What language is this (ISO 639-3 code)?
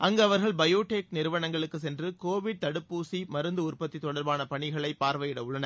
tam